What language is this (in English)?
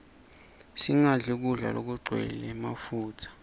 Swati